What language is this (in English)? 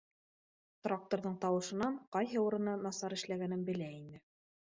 Bashkir